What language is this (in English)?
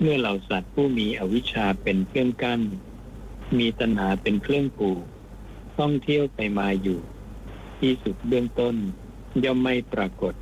Thai